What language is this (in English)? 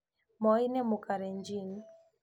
Kikuyu